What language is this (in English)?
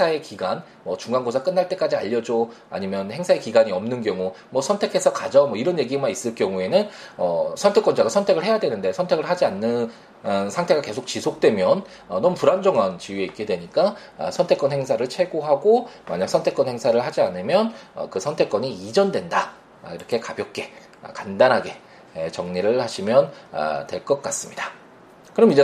Korean